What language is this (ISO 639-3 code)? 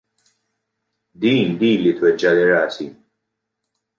mlt